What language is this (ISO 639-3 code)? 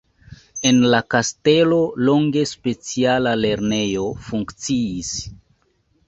epo